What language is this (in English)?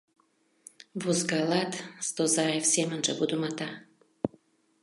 Mari